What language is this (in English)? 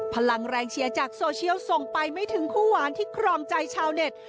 Thai